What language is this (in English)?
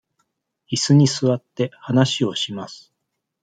Japanese